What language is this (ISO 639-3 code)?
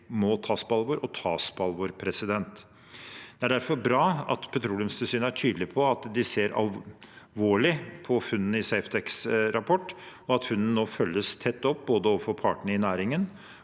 nor